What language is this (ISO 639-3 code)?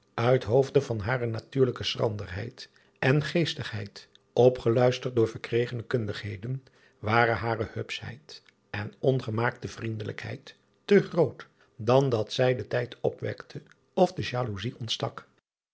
nld